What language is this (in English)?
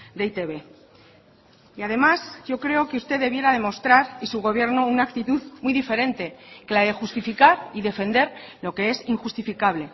Spanish